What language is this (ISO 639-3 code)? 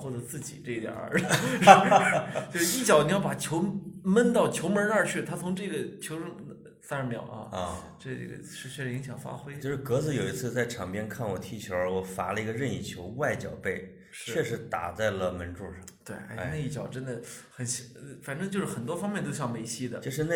zho